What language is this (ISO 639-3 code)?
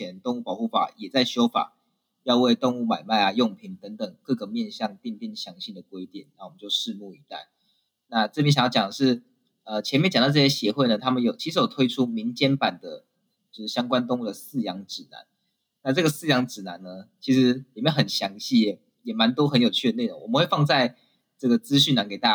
zho